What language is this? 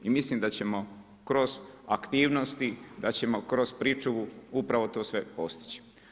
Croatian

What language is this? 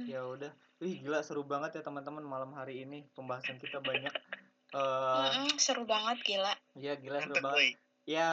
Indonesian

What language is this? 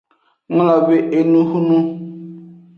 Aja (Benin)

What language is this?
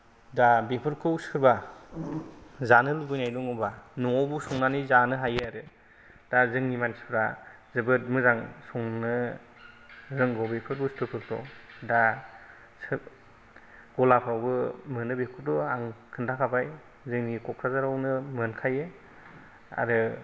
Bodo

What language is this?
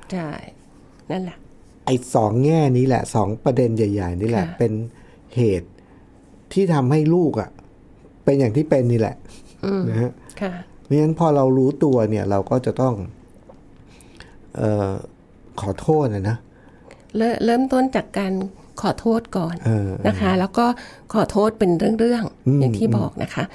Thai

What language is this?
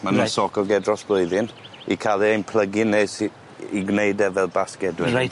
Welsh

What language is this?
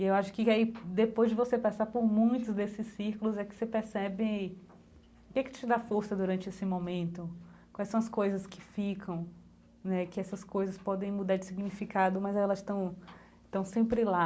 Portuguese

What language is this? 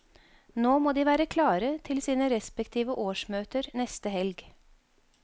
Norwegian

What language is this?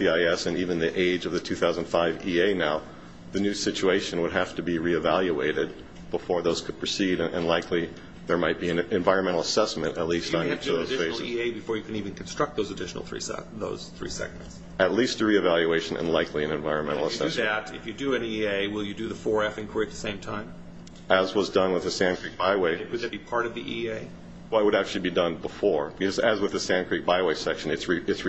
English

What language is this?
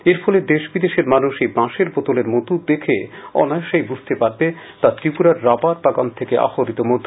Bangla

